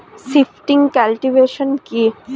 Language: Bangla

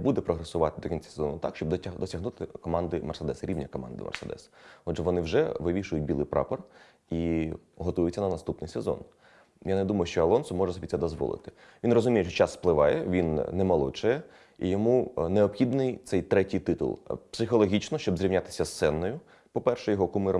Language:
Ukrainian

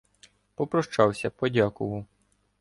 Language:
Ukrainian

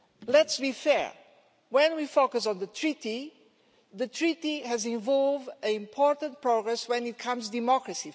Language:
English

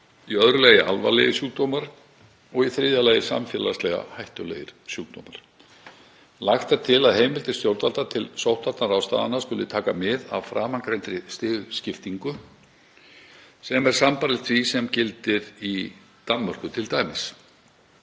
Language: Icelandic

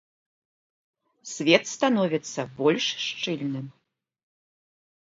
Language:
Belarusian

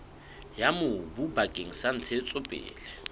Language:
Southern Sotho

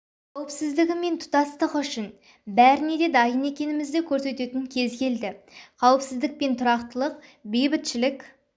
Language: Kazakh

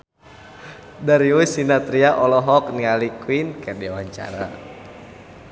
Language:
Sundanese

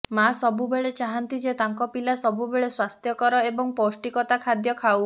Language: Odia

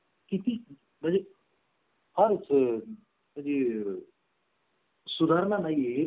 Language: Marathi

